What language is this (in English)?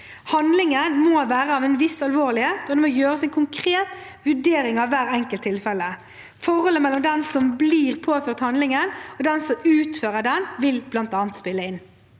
Norwegian